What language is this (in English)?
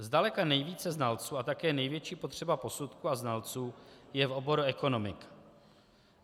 Czech